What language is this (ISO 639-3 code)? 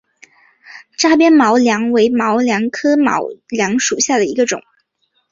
zho